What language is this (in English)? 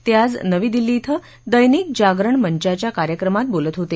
Marathi